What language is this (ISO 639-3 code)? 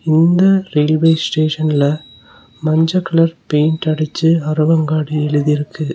tam